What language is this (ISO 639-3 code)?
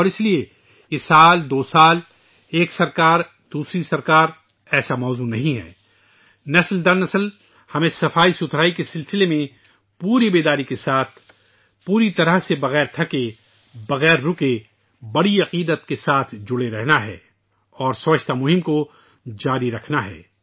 urd